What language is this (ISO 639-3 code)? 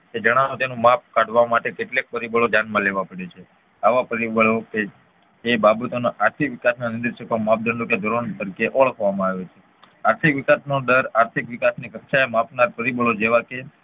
guj